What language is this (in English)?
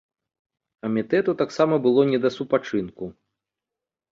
Belarusian